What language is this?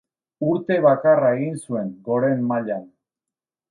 Basque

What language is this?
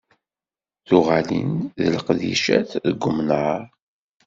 Kabyle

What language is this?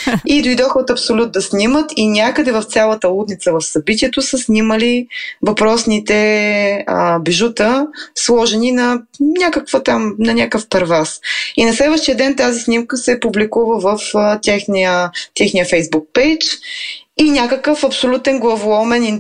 Bulgarian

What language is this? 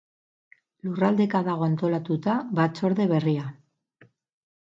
Basque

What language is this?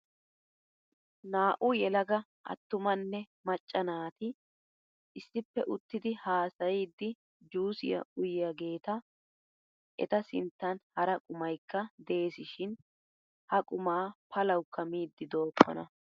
Wolaytta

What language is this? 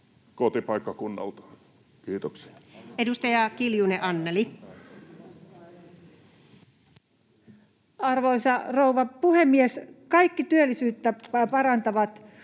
Finnish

